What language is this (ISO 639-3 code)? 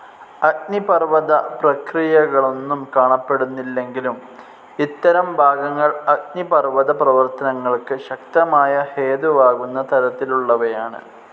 mal